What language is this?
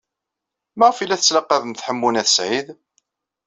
Kabyle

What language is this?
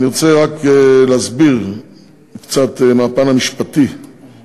Hebrew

